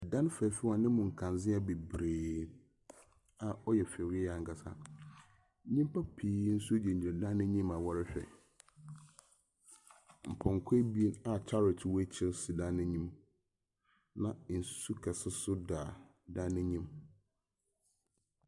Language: Akan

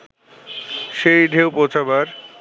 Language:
Bangla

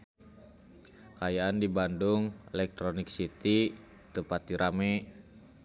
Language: Sundanese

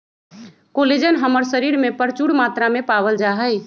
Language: Magahi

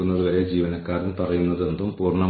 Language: Malayalam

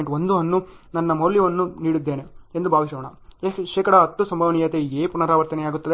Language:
Kannada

